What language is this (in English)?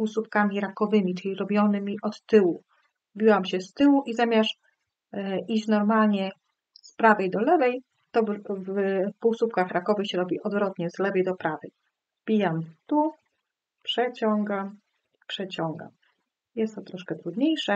Polish